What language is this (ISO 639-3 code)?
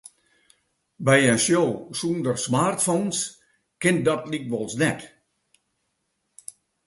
fry